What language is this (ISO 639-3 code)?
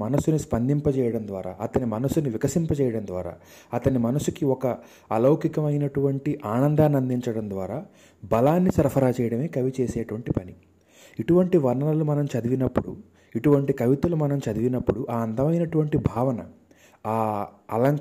tel